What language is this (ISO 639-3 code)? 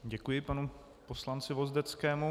ces